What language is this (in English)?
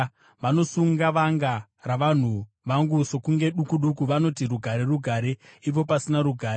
Shona